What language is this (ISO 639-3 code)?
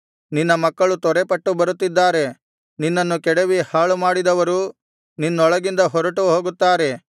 kan